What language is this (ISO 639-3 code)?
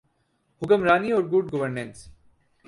urd